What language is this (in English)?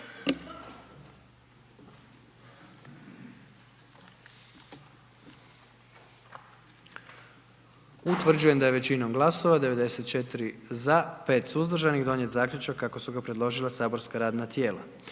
Croatian